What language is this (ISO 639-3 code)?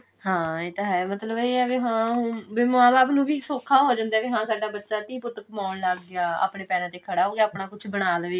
pan